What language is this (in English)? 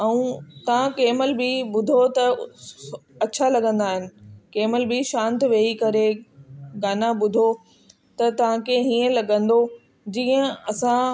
Sindhi